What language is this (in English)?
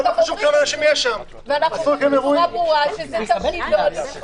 Hebrew